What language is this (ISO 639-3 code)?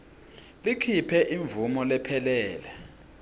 ssw